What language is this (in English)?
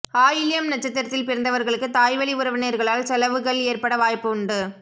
Tamil